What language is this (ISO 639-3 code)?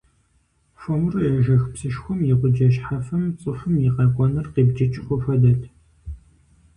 kbd